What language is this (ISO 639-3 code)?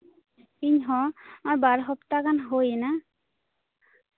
sat